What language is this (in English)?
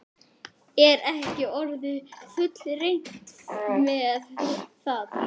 Icelandic